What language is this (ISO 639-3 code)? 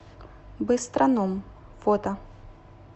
rus